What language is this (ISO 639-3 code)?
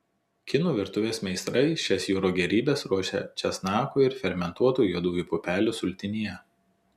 lit